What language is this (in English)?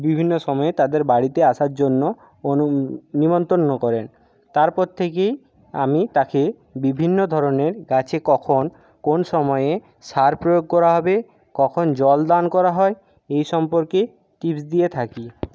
Bangla